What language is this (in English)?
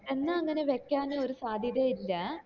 Malayalam